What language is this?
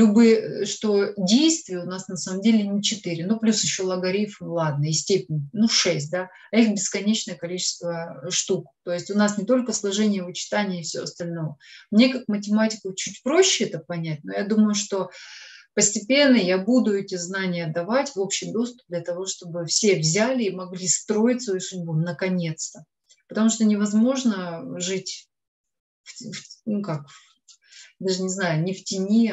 Russian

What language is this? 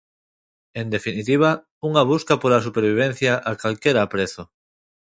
Galician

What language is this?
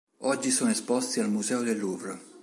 Italian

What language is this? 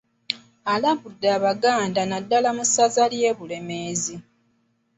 Ganda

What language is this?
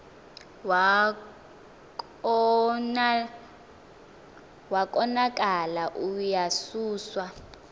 Xhosa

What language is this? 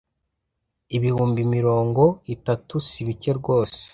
Kinyarwanda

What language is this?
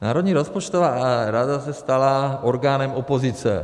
Czech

